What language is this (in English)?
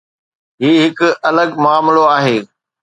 Sindhi